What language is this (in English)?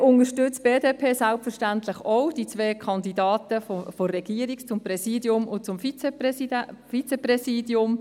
Swiss German